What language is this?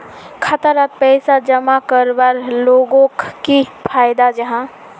Magahi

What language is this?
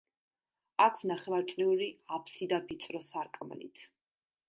Georgian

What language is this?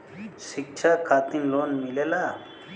Bhojpuri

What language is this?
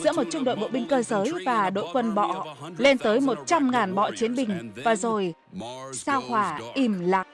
Vietnamese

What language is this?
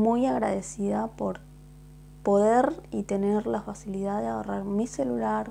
Spanish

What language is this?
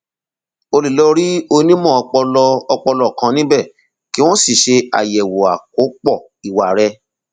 Yoruba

